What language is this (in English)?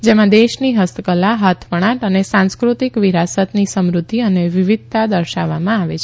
Gujarati